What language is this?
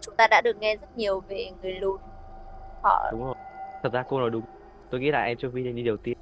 Vietnamese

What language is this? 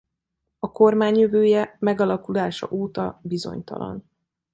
Hungarian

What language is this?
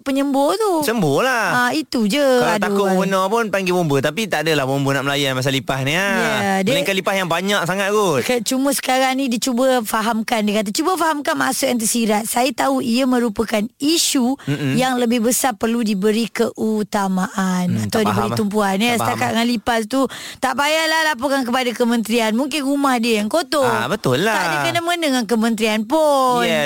Malay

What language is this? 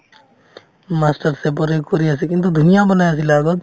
Assamese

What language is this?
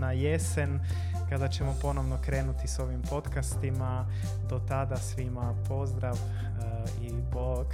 Croatian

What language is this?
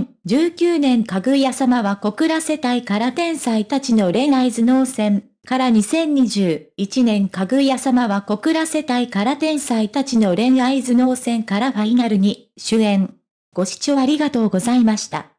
Japanese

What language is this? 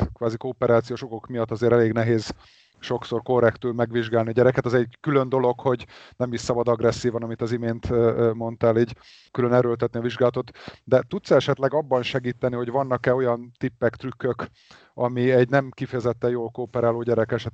Hungarian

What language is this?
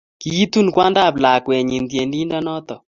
Kalenjin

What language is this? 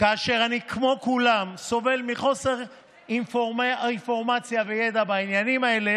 Hebrew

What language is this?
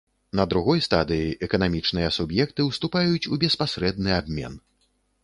Belarusian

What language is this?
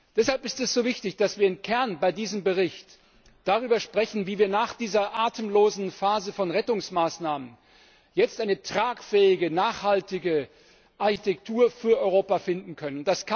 German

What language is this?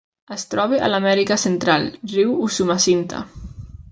Catalan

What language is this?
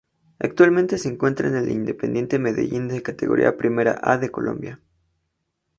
Spanish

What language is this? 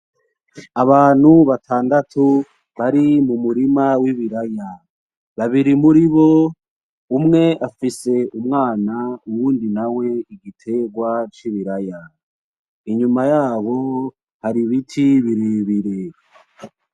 Rundi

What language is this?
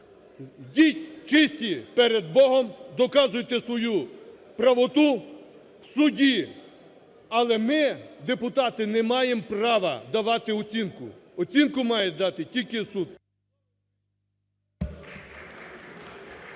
Ukrainian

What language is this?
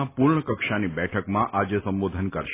Gujarati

